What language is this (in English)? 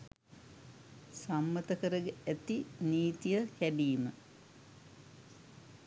Sinhala